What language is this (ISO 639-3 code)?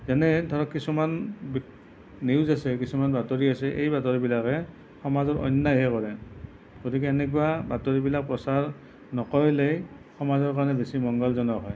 asm